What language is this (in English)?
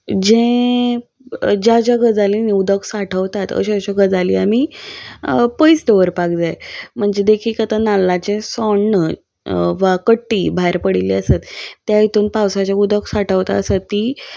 Konkani